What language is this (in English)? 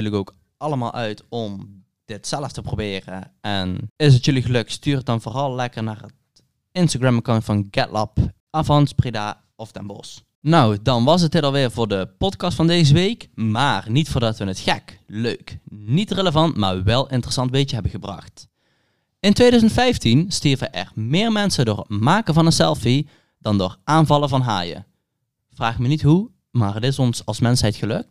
Dutch